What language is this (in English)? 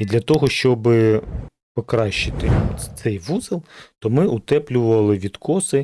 Ukrainian